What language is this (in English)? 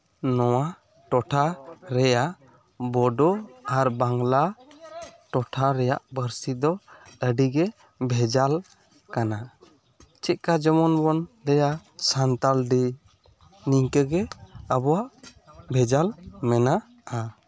Santali